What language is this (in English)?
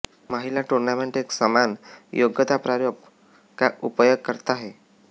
Hindi